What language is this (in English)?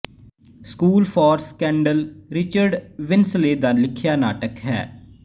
Punjabi